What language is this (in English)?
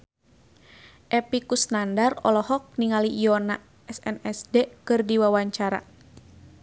Sundanese